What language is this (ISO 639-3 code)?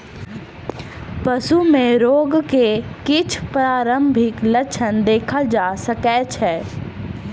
mai